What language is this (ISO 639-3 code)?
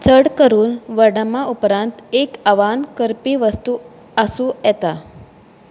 kok